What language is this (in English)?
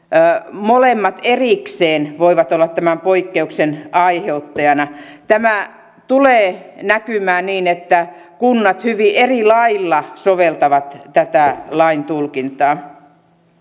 Finnish